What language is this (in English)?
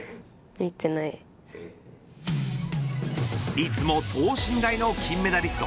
Japanese